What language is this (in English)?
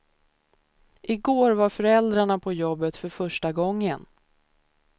Swedish